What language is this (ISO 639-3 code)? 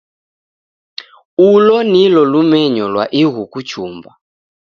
dav